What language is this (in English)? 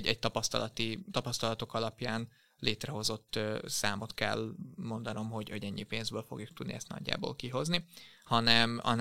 Hungarian